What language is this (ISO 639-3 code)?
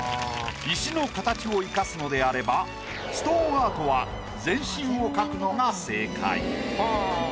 jpn